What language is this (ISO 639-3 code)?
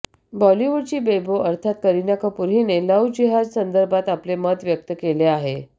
mar